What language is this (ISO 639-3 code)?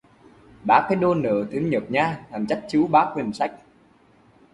vie